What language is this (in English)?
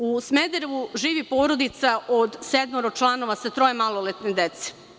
Serbian